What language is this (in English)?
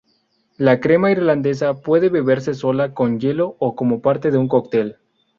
Spanish